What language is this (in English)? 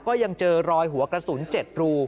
Thai